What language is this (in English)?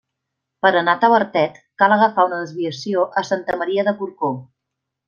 Catalan